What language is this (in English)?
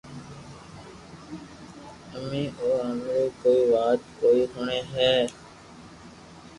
Loarki